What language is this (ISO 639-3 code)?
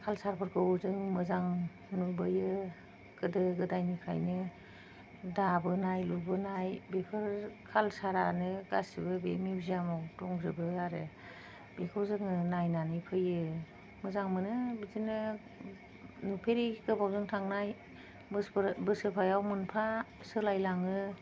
brx